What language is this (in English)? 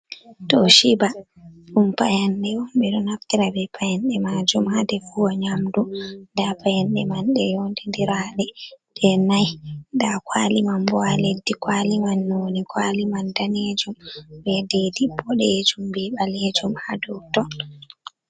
Fula